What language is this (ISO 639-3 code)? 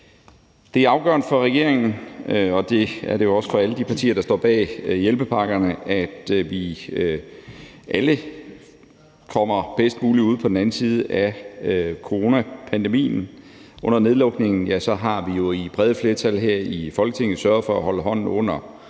dan